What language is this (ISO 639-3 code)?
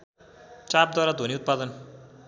nep